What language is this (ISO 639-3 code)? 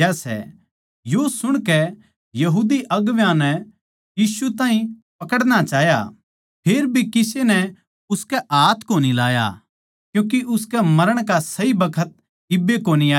bgc